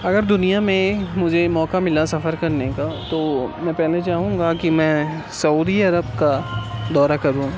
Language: Urdu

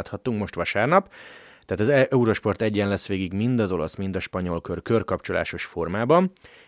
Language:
Hungarian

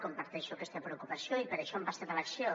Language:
Catalan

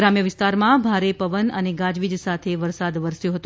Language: Gujarati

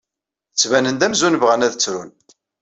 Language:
Kabyle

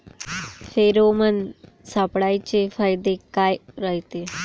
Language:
Marathi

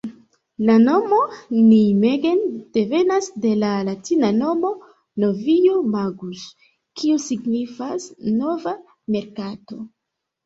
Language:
Esperanto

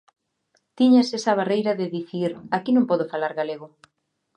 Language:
Galician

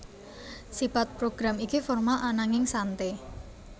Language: Javanese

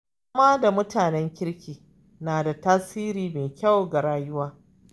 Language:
Hausa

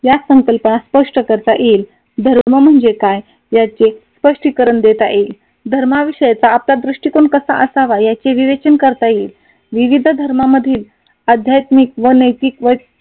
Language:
Marathi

